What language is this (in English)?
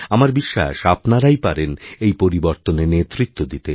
Bangla